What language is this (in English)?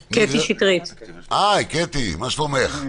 Hebrew